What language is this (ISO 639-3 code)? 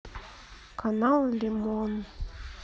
rus